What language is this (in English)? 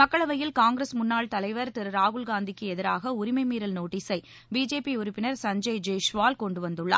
Tamil